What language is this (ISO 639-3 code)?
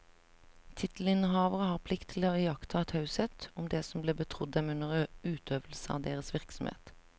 nor